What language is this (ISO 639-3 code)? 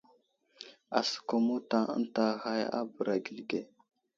udl